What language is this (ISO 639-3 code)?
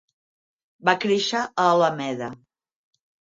cat